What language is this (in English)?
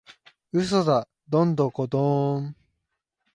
Japanese